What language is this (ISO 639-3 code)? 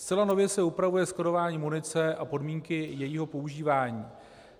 ces